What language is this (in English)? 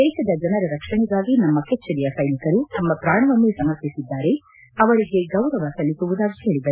Kannada